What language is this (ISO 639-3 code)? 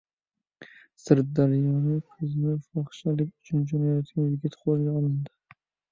uzb